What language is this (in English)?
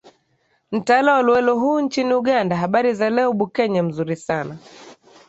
Swahili